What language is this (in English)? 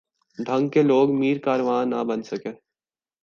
Urdu